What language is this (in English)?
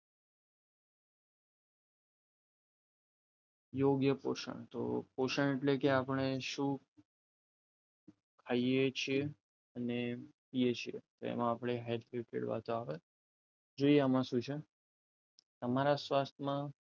Gujarati